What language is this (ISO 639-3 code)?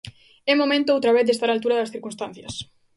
glg